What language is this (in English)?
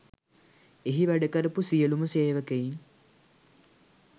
Sinhala